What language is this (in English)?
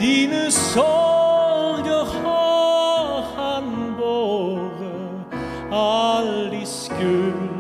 Dutch